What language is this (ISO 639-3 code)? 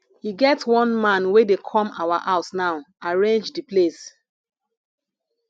pcm